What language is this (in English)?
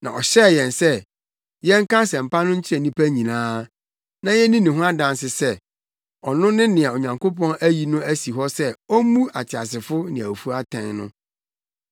Akan